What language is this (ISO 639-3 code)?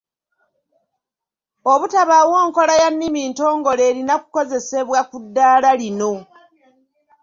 lug